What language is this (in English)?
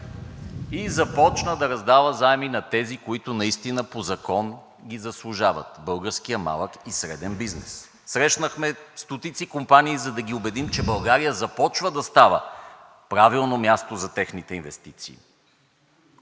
Bulgarian